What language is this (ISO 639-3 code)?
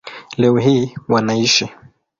swa